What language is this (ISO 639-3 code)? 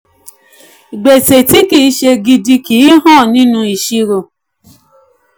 yor